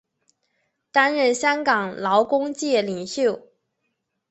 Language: Chinese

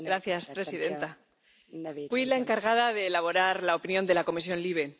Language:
Spanish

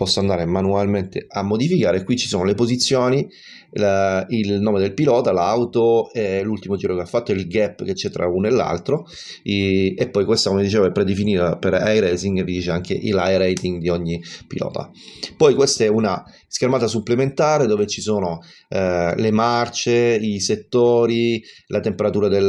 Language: Italian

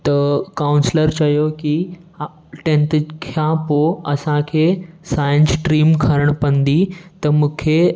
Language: Sindhi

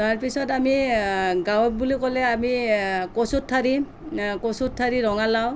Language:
Assamese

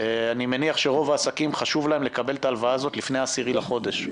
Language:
Hebrew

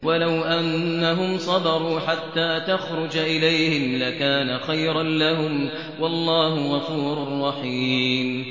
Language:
Arabic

